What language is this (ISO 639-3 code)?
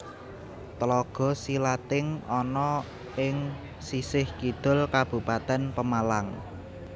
jav